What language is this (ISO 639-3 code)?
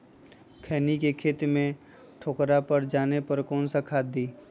mag